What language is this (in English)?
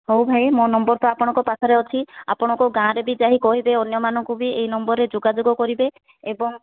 Odia